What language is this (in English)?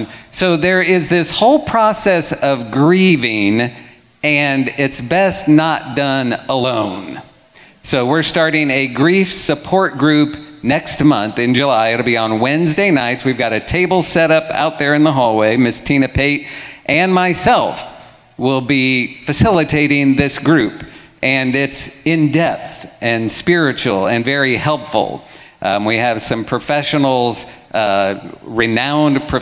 English